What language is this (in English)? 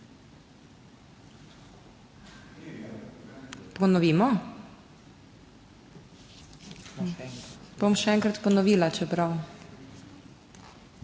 Slovenian